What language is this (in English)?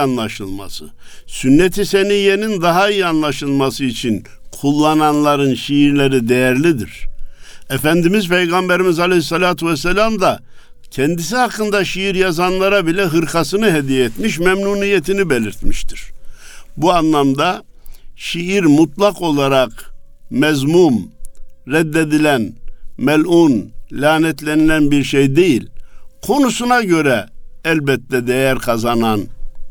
Turkish